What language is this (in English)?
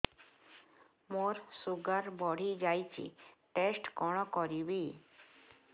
Odia